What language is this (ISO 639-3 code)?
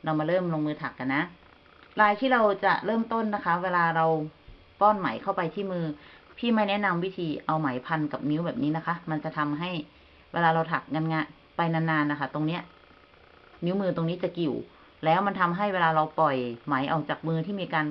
tha